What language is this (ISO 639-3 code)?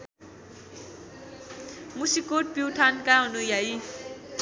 nep